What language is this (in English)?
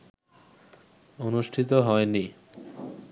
Bangla